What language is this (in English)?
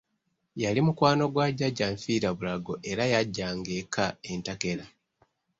Ganda